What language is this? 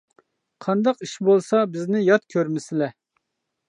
Uyghur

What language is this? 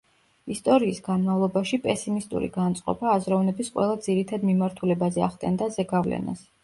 Georgian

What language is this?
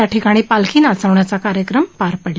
Marathi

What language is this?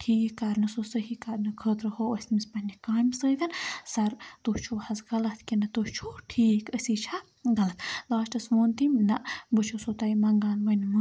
Kashmiri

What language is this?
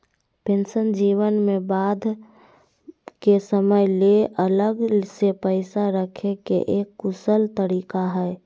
Magahi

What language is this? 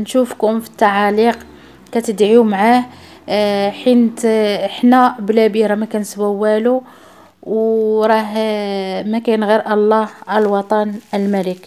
Arabic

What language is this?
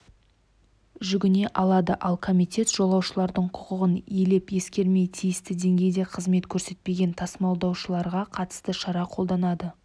Kazakh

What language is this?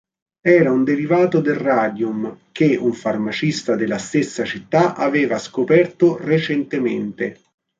Italian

